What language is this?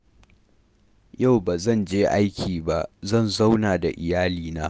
Hausa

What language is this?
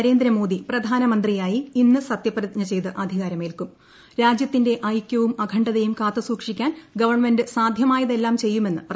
Malayalam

